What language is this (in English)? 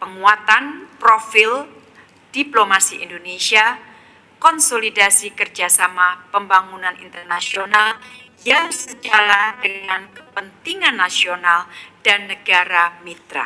Indonesian